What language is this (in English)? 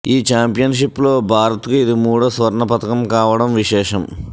Telugu